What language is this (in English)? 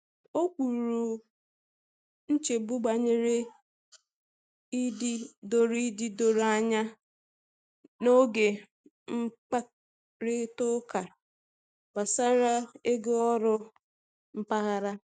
Igbo